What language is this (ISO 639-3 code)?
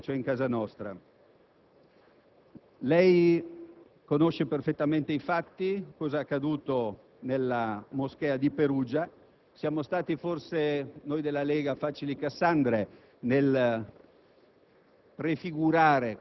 ita